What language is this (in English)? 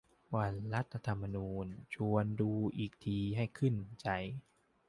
Thai